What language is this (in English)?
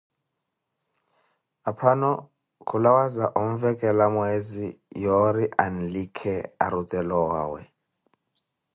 Koti